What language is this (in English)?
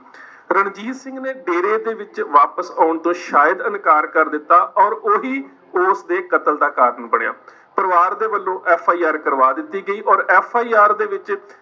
Punjabi